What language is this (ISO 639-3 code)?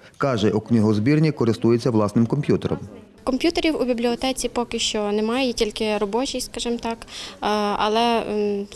ukr